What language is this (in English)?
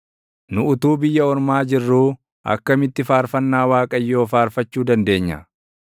Oromo